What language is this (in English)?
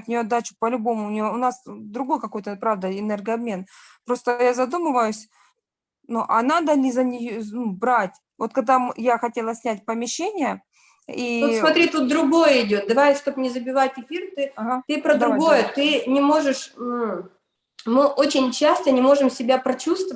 Russian